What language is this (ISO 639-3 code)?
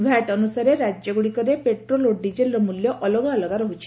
ori